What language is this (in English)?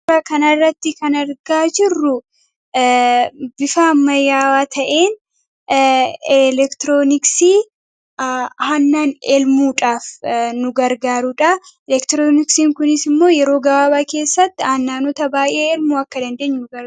Oromo